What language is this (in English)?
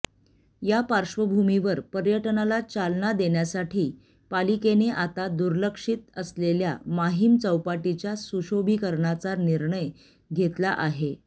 Marathi